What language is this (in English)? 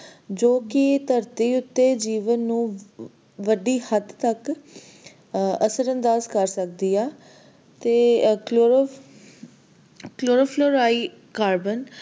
Punjabi